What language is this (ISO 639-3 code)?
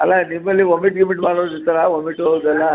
kan